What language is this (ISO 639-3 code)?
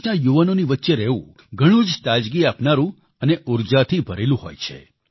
guj